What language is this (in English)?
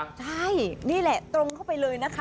Thai